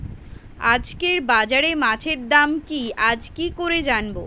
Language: Bangla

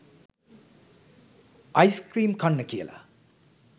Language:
Sinhala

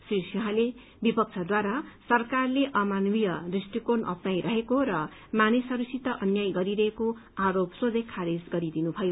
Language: Nepali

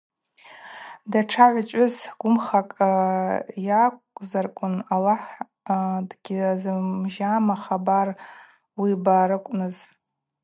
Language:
Abaza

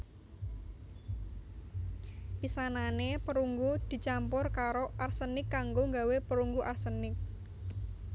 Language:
Javanese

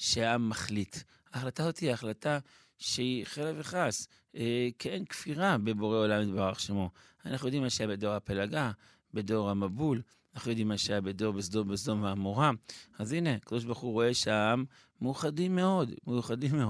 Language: Hebrew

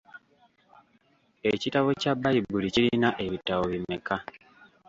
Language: Ganda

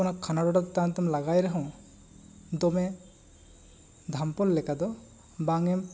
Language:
Santali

